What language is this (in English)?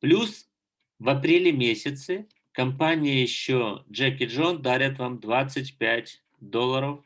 Russian